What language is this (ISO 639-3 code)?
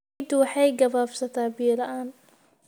som